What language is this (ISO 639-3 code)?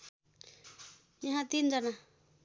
nep